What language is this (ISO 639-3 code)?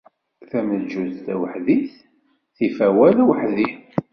kab